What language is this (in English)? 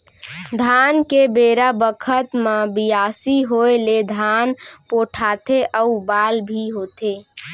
Chhattisgarhi